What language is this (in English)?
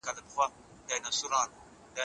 Pashto